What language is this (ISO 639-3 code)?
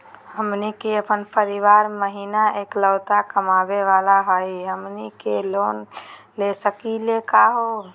mag